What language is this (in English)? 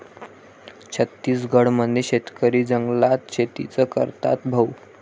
Marathi